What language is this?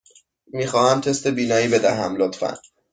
Persian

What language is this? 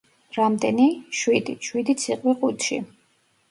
Georgian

